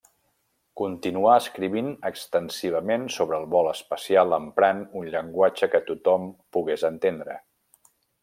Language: Catalan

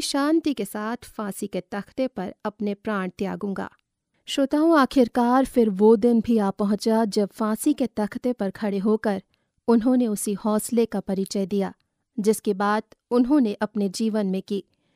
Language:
Hindi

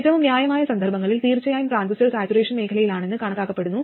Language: Malayalam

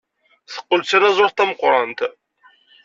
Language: Kabyle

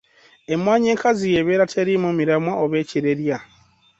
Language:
Ganda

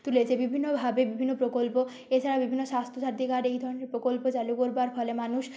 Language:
Bangla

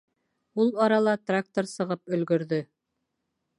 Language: Bashkir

